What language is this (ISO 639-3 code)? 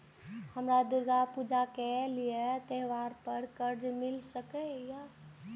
mai